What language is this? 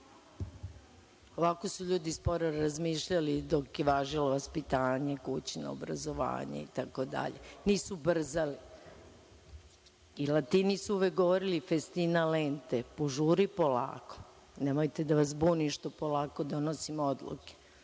Serbian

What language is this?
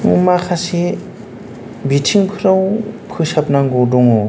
Bodo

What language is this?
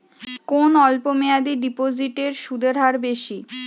Bangla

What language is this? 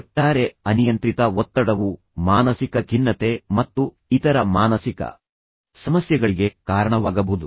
Kannada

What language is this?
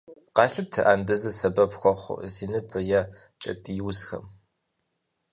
Kabardian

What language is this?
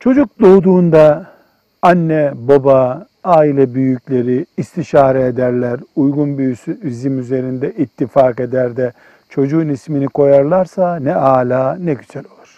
Turkish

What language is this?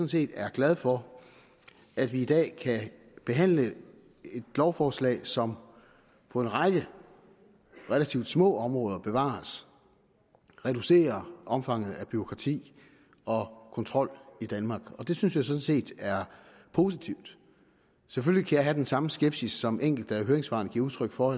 Danish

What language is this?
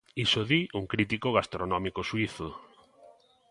Galician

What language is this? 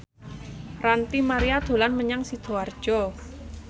Javanese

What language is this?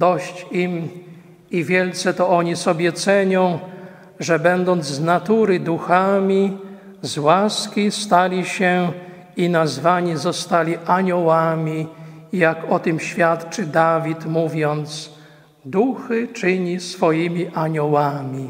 Polish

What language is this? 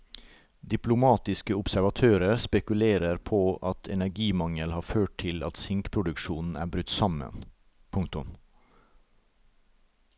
Norwegian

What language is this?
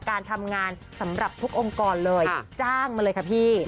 Thai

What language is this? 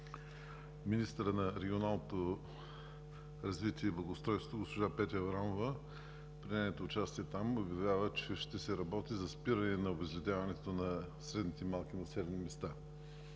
Bulgarian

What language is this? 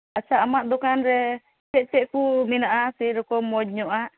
Santali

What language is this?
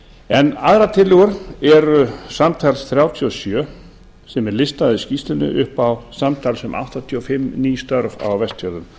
Icelandic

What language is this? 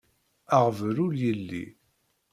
Kabyle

